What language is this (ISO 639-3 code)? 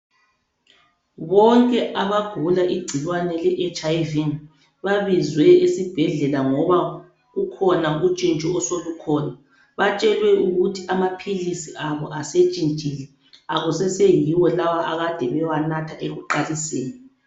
nde